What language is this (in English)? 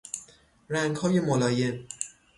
Persian